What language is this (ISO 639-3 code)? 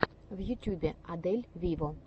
rus